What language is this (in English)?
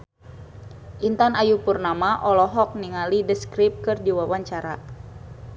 Sundanese